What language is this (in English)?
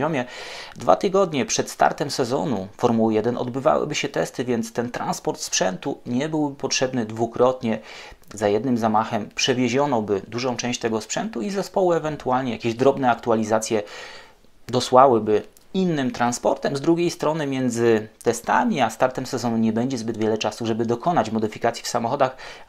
Polish